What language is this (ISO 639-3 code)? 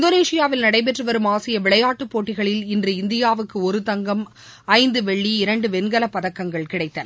tam